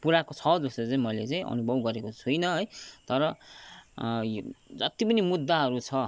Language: Nepali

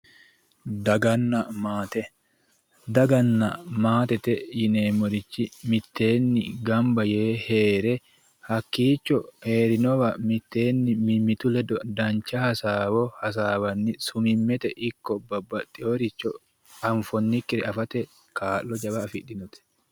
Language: Sidamo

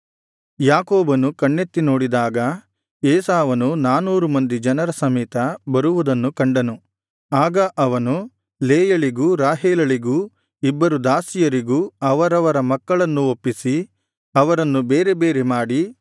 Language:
Kannada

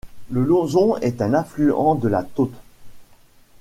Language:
French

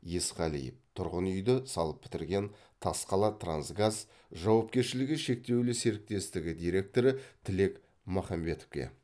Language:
Kazakh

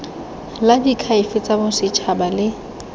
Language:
Tswana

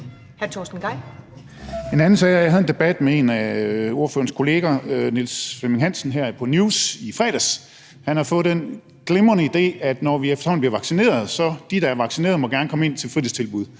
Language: Danish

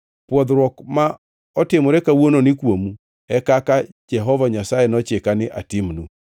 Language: Luo (Kenya and Tanzania)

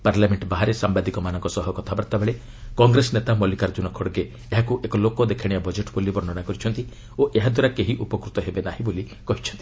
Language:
Odia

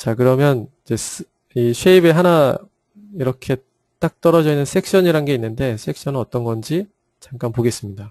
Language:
Korean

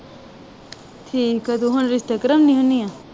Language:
Punjabi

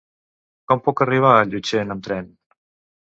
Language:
Catalan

